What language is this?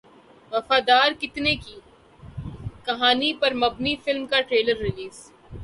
Urdu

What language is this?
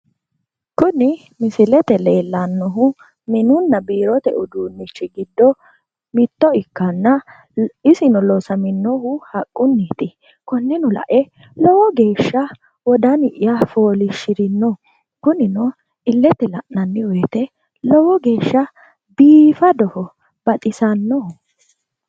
Sidamo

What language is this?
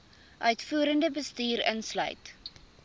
Afrikaans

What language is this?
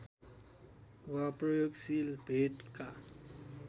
Nepali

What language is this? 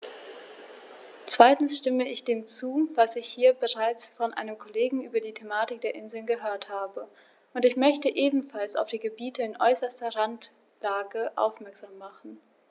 German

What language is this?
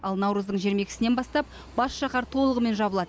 Kazakh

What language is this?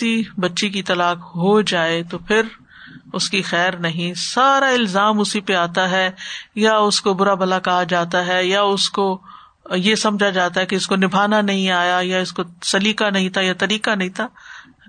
Urdu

